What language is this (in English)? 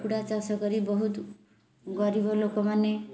Odia